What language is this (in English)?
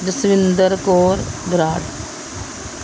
Punjabi